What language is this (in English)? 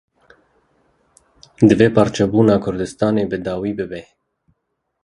Kurdish